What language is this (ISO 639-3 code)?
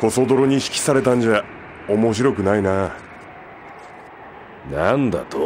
jpn